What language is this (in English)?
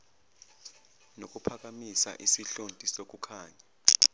Zulu